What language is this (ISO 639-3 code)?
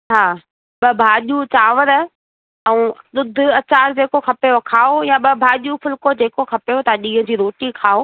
snd